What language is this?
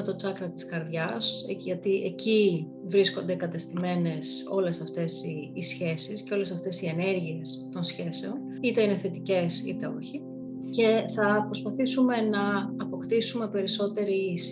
Greek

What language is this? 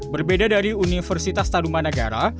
Indonesian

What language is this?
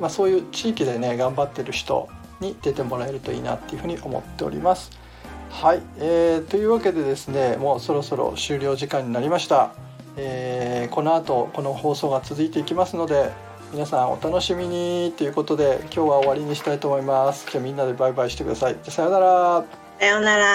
Japanese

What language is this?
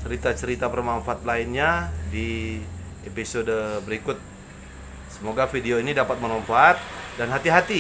Indonesian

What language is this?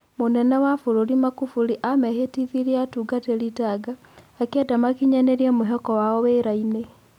Kikuyu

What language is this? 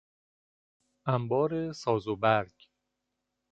Persian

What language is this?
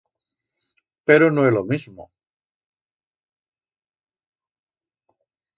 Aragonese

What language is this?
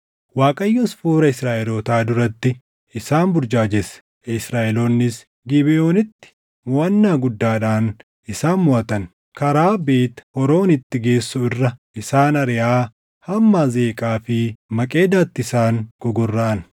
Oromo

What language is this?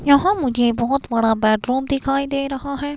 Hindi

